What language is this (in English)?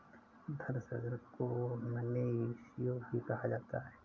Hindi